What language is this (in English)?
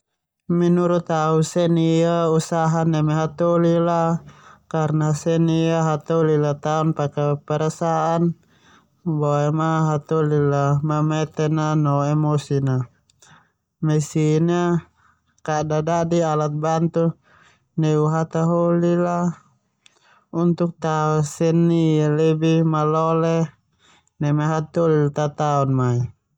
Termanu